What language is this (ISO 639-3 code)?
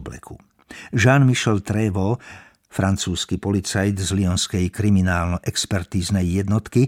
slk